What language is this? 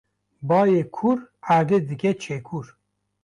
Kurdish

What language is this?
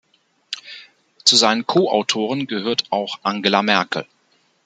German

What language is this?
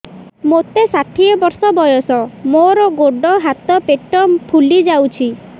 Odia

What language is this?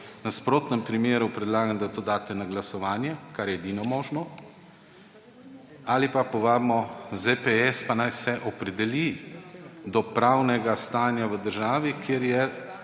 Slovenian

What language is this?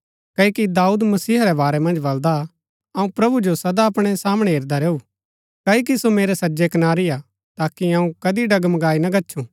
Gaddi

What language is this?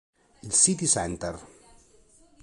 Italian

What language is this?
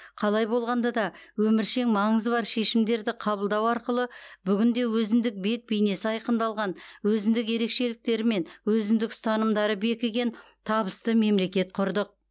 Kazakh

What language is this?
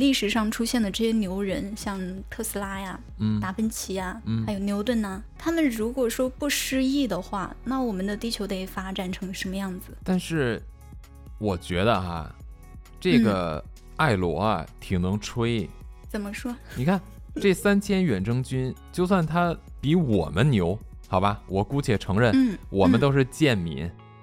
Chinese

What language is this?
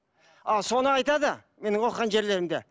Kazakh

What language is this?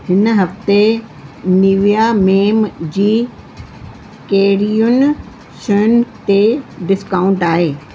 Sindhi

